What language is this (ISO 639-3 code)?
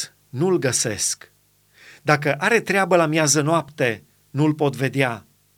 ron